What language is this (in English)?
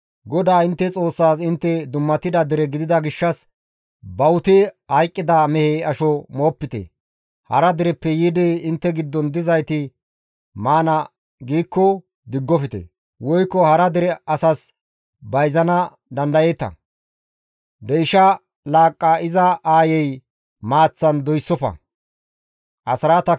Gamo